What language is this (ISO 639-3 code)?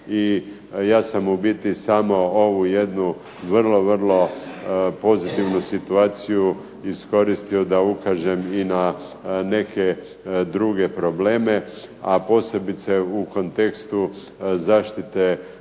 hrv